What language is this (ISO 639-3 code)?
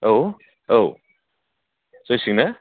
brx